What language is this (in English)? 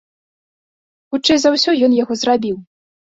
Belarusian